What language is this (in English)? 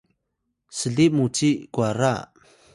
Atayal